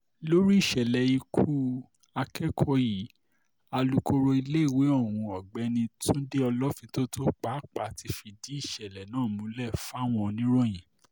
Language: Yoruba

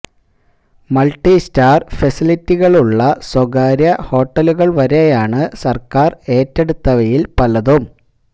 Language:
Malayalam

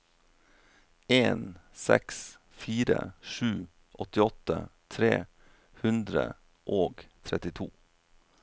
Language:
Norwegian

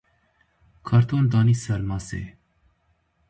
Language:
Kurdish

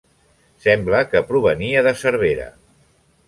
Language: Catalan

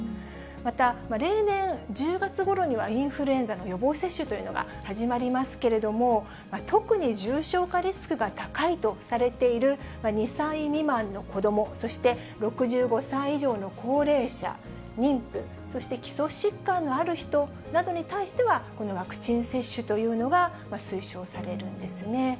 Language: Japanese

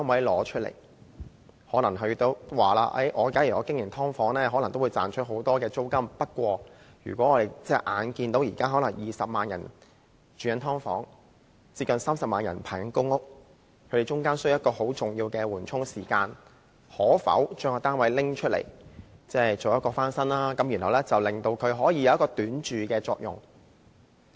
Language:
Cantonese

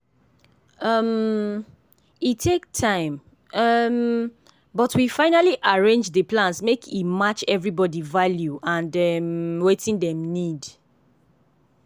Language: Nigerian Pidgin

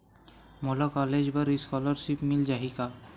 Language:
Chhattisgarhi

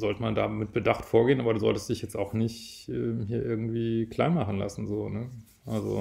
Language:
German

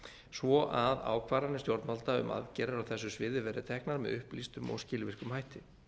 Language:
Icelandic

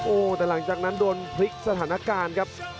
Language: Thai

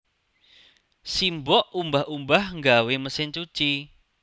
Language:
Javanese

